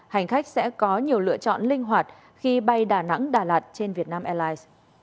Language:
Vietnamese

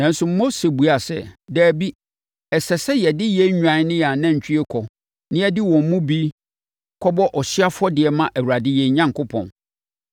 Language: Akan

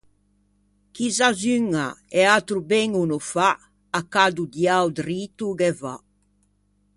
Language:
Ligurian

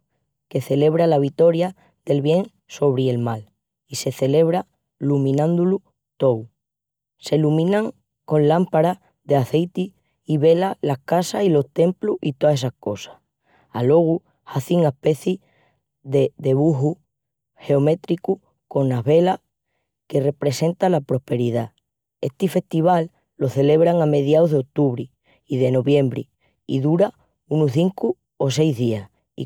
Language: Extremaduran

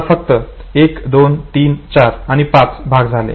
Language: Marathi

